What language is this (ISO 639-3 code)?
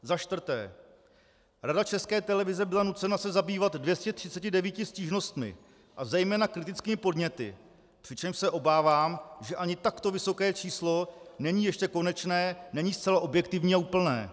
ces